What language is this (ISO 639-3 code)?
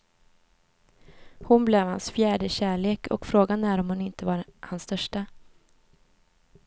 swe